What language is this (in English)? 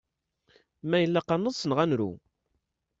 Kabyle